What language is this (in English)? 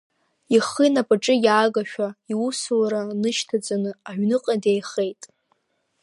Abkhazian